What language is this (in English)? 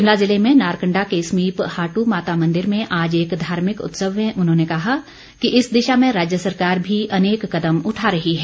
Hindi